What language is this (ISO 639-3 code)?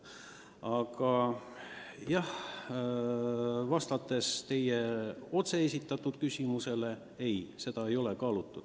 est